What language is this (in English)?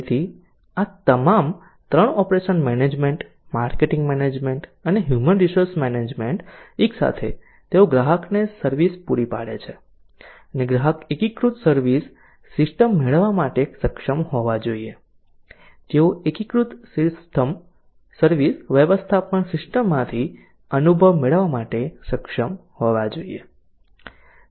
Gujarati